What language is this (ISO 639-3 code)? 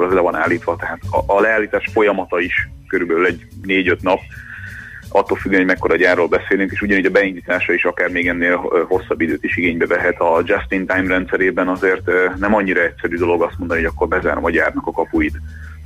hun